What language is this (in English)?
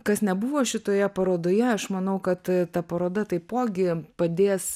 Lithuanian